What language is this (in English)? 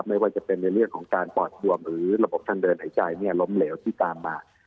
Thai